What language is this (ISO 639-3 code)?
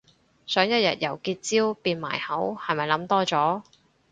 yue